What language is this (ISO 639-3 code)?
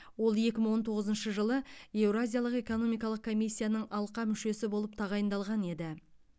kaz